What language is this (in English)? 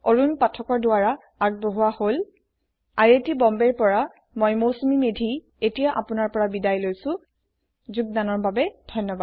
Assamese